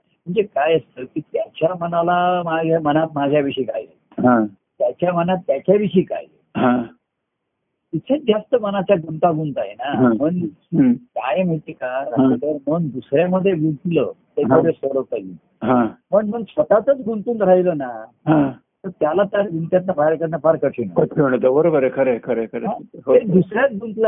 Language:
Marathi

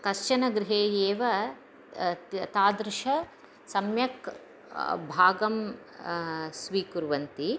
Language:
Sanskrit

